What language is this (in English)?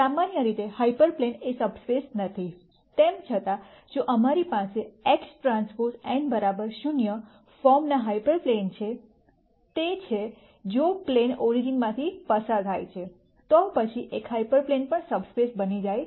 Gujarati